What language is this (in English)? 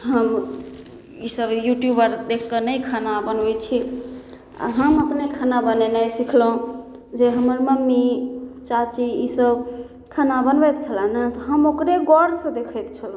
Maithili